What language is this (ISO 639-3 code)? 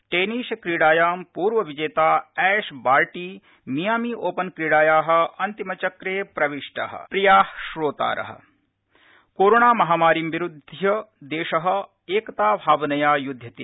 san